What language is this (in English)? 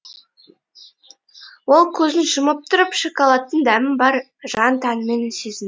Kazakh